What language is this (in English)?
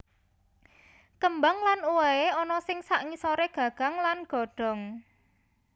Javanese